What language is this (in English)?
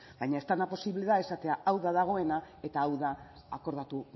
Basque